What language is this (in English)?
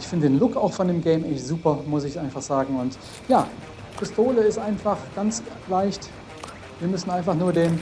German